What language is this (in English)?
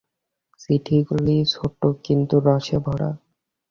Bangla